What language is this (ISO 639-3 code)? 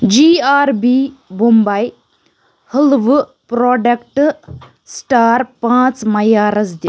kas